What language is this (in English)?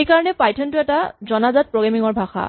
Assamese